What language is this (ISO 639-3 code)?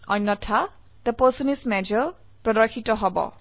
asm